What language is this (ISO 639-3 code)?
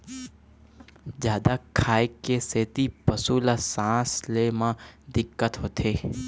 hne